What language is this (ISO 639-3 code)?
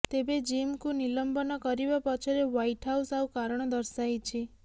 ori